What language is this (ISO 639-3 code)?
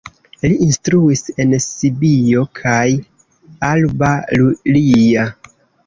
epo